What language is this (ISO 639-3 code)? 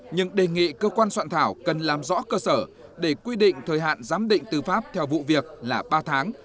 vie